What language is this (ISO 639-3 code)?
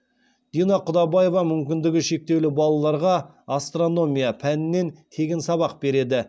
kaz